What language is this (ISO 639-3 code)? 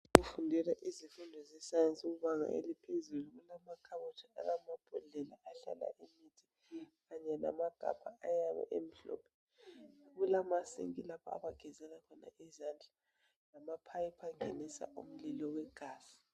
nde